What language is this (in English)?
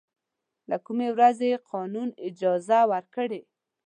Pashto